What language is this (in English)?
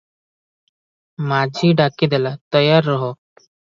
Odia